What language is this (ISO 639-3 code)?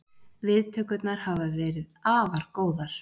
isl